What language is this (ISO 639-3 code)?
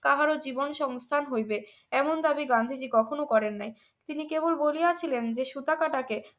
ben